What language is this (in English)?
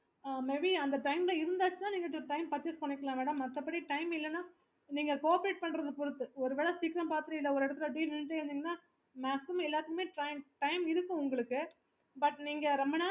Tamil